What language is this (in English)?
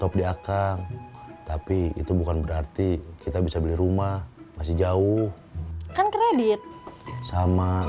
Indonesian